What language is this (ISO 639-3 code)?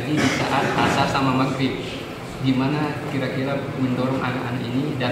ind